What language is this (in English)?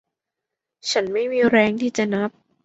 Thai